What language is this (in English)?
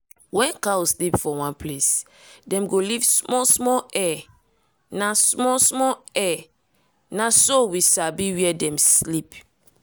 Nigerian Pidgin